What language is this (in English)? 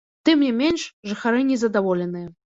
Belarusian